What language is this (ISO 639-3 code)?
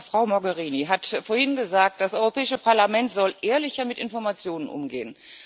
deu